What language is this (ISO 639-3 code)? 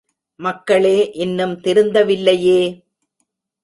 tam